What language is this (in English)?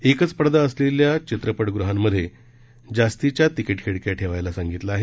Marathi